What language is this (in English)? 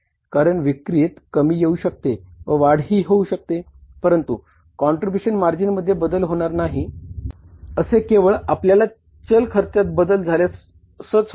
Marathi